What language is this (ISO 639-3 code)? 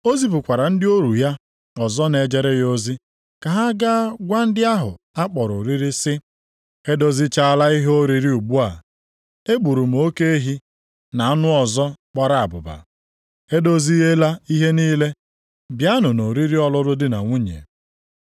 ibo